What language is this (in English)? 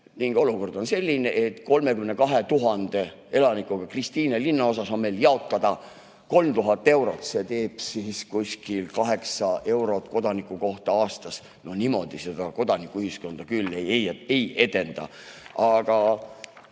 Estonian